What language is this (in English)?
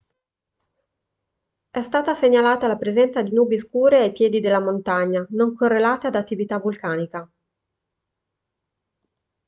Italian